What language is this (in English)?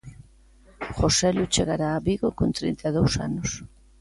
Galician